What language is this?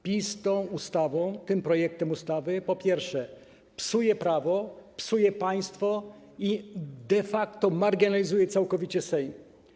Polish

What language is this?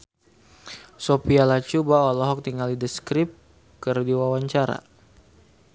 Sundanese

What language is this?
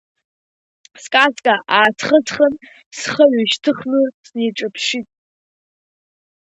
Abkhazian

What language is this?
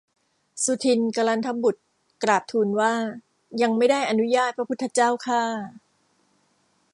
Thai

